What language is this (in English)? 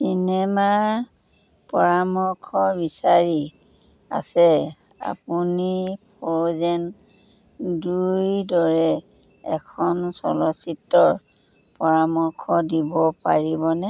Assamese